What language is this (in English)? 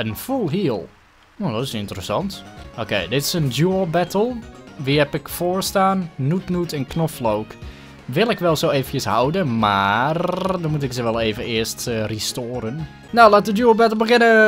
Dutch